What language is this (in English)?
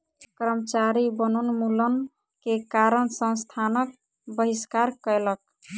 Maithili